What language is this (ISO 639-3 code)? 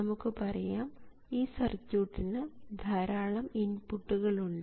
mal